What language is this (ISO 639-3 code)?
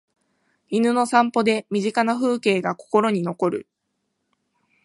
jpn